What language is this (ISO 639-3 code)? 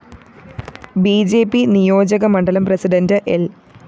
mal